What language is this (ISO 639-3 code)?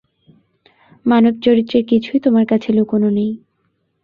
ben